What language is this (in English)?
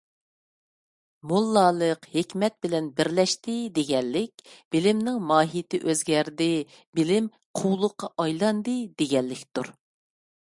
Uyghur